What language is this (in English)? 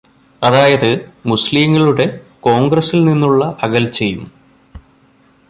Malayalam